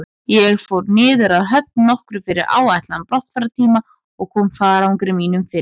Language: Icelandic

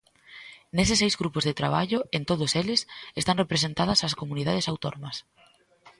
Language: Galician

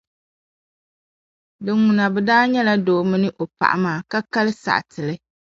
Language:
Dagbani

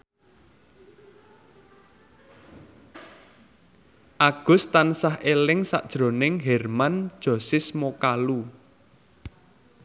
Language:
Javanese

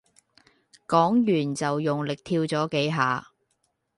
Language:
Cantonese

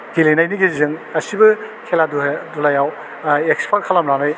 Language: Bodo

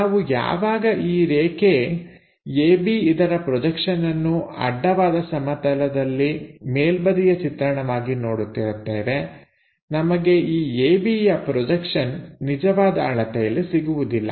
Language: Kannada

